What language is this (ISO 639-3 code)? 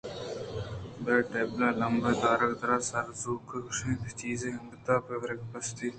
bgp